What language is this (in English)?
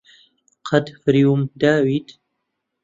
Central Kurdish